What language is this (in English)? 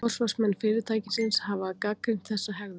Icelandic